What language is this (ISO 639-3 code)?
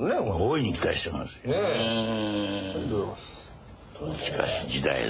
jpn